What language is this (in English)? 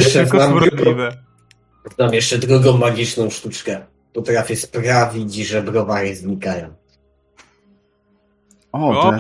Polish